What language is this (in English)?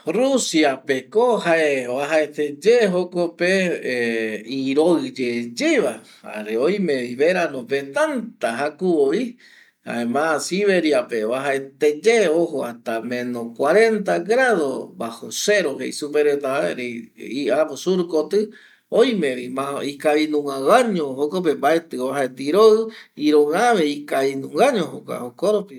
Eastern Bolivian Guaraní